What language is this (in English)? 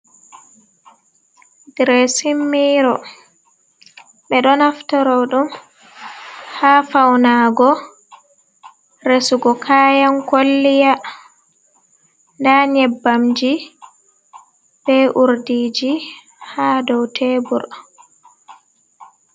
Fula